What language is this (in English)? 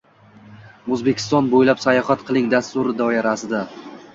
Uzbek